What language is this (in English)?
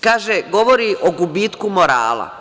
Serbian